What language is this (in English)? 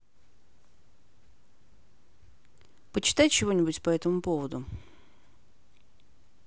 Russian